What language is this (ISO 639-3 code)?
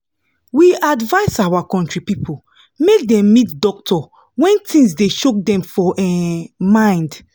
pcm